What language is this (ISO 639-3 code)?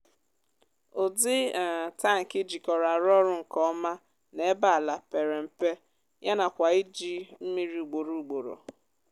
ibo